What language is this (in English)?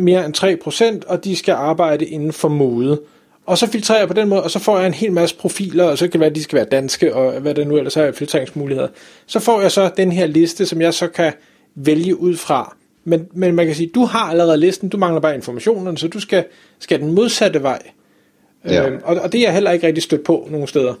Danish